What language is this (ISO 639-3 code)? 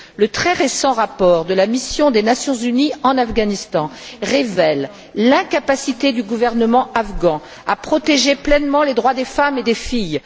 fra